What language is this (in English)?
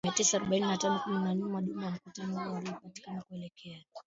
Swahili